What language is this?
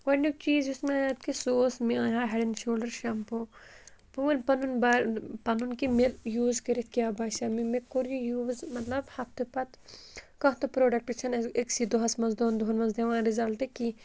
Kashmiri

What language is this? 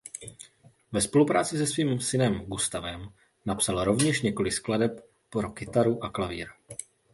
Czech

